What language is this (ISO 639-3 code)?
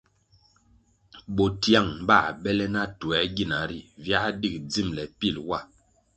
nmg